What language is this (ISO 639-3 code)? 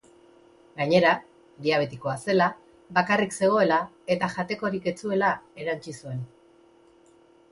eus